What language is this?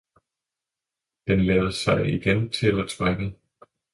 Danish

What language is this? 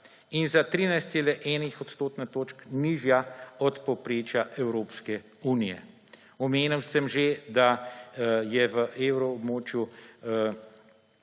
Slovenian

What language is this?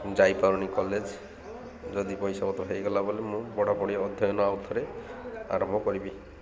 Odia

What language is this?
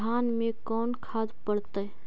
Magahi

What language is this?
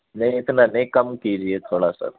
Urdu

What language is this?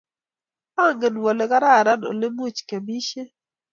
Kalenjin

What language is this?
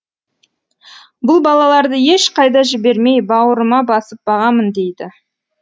Kazakh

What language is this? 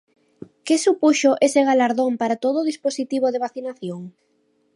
Galician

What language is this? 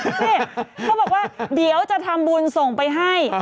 Thai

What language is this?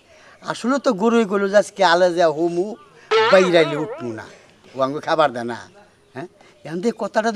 Bangla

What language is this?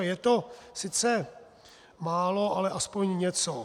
Czech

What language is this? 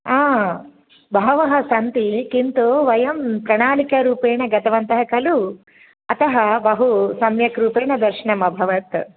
Sanskrit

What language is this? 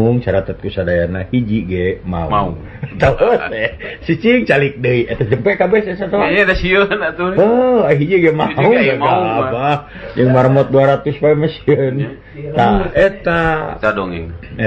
Indonesian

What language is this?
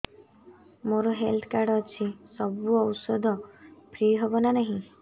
Odia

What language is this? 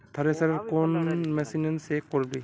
Magahi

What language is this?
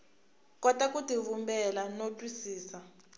Tsonga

